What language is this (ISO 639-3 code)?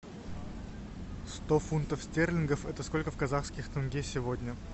rus